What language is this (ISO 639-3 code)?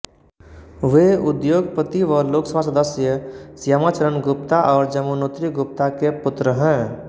hin